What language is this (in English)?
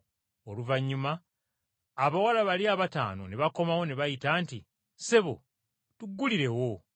Ganda